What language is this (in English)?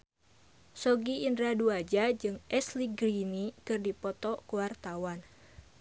Sundanese